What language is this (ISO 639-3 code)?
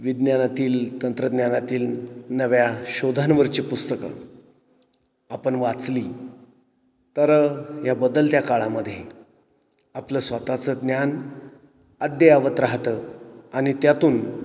mar